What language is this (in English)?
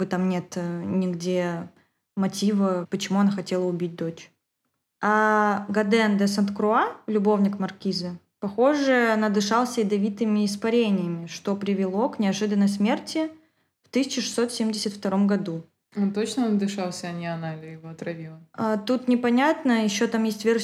Russian